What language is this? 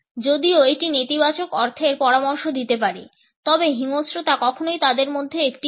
Bangla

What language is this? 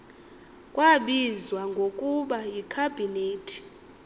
Xhosa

